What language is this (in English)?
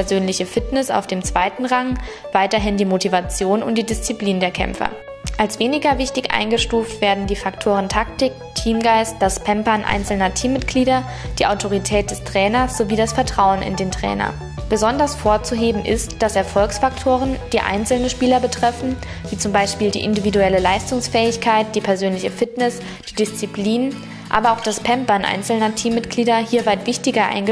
German